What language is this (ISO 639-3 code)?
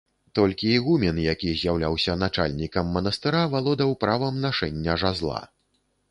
bel